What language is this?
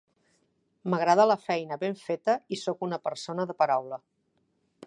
Catalan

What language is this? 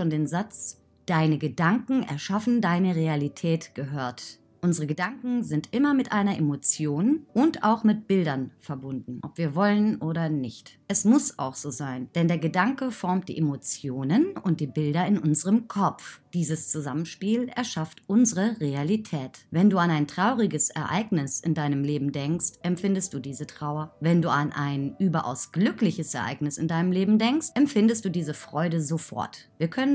German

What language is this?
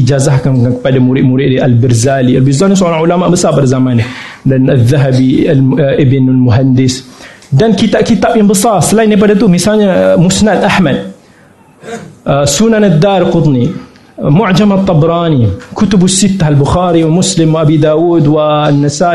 Malay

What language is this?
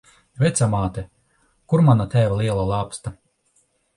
Latvian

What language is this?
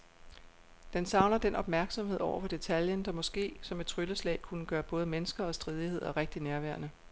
Danish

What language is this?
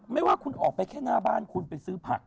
Thai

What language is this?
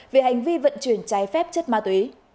Vietnamese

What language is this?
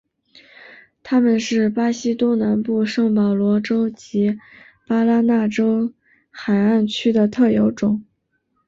Chinese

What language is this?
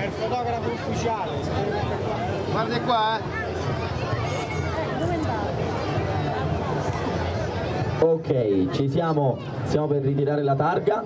Italian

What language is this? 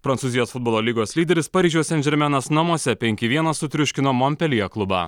Lithuanian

